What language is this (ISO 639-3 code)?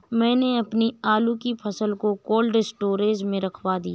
hin